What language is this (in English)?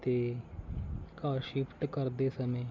Punjabi